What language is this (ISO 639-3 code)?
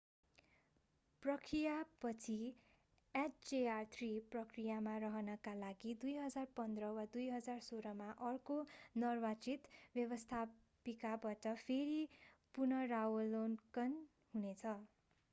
nep